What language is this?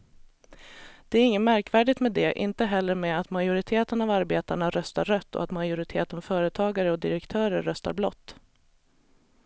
Swedish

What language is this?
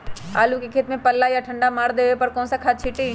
Magahi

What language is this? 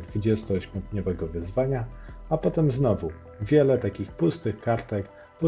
Polish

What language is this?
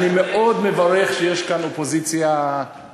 Hebrew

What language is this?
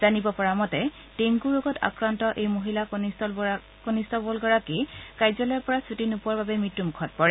Assamese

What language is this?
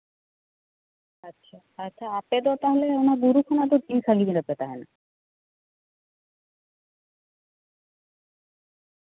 Santali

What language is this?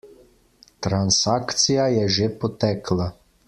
Slovenian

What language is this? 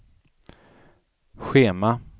Swedish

